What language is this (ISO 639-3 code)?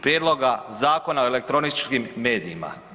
hrv